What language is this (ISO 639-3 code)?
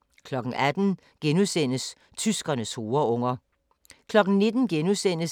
dan